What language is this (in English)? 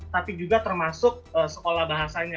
Indonesian